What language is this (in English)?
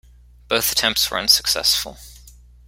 English